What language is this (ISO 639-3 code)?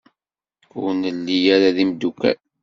kab